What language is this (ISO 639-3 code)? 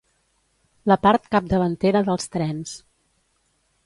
cat